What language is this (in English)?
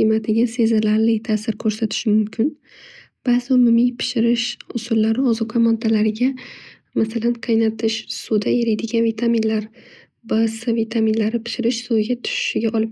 Uzbek